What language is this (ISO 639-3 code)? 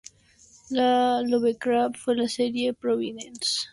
spa